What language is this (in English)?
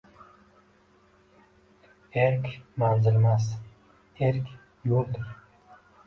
Uzbek